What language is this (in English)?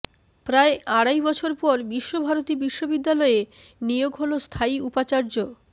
Bangla